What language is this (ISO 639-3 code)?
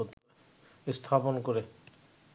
ben